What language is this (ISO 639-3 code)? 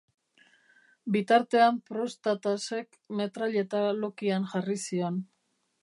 eus